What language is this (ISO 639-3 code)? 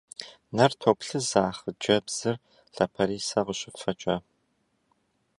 kbd